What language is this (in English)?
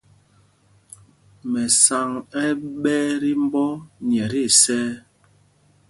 Mpumpong